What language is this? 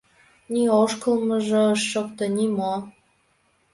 Mari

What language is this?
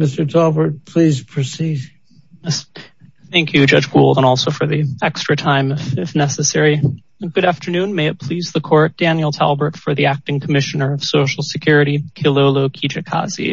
English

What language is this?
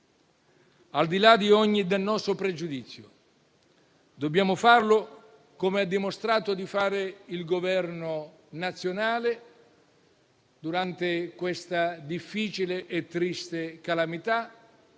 Italian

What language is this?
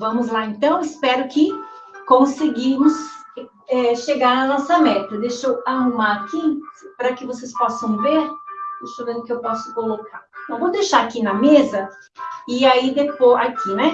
Portuguese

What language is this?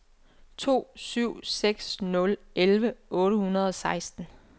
Danish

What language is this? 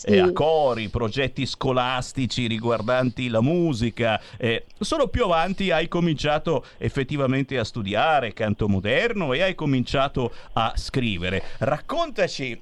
Italian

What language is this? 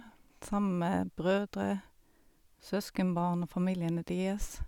Norwegian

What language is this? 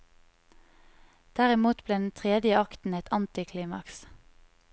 Norwegian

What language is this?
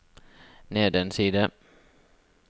Norwegian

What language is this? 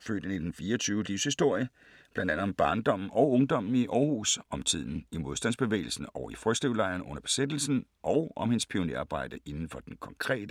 Danish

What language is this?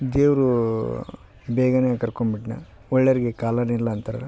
Kannada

